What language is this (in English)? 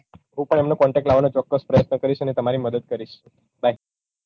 Gujarati